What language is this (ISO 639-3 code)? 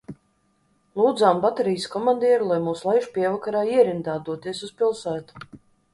lav